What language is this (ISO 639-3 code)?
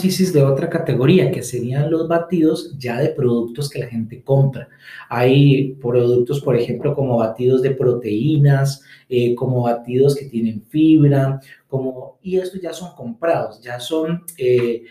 spa